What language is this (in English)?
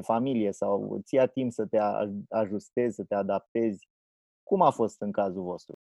Romanian